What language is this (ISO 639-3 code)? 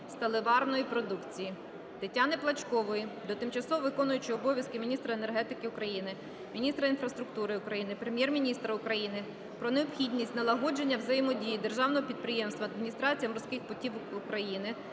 ukr